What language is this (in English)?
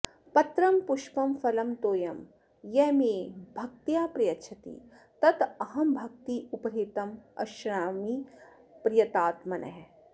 Sanskrit